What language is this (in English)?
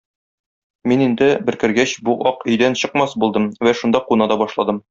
Tatar